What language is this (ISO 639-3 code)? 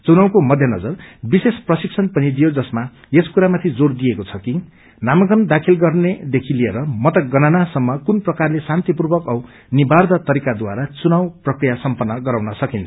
nep